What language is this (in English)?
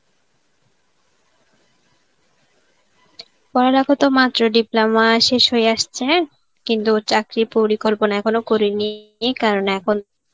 Bangla